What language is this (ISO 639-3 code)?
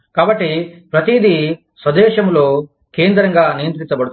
tel